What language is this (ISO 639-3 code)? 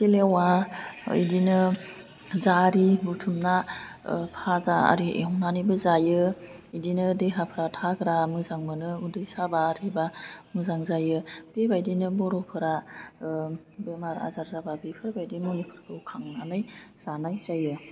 brx